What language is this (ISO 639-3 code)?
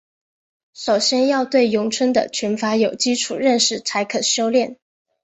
zho